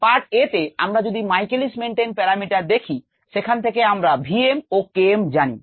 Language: Bangla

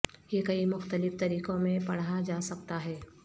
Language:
Urdu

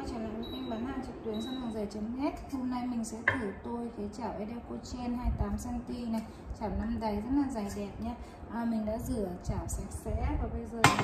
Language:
Vietnamese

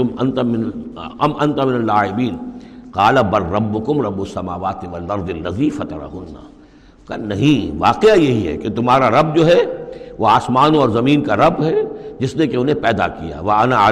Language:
Urdu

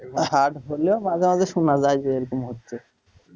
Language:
Bangla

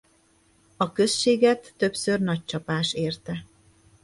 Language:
Hungarian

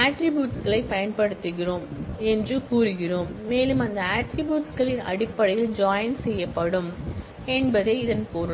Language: Tamil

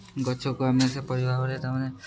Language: Odia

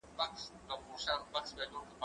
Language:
Pashto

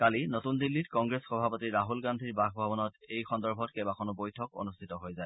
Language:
Assamese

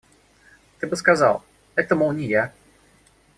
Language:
Russian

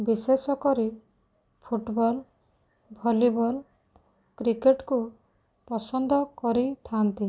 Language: Odia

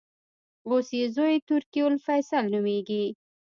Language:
Pashto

